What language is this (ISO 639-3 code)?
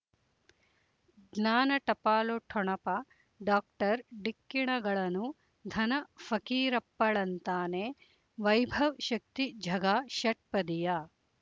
kan